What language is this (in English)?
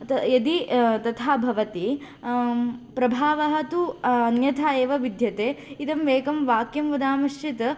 Sanskrit